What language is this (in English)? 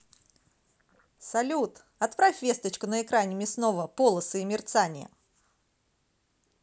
Russian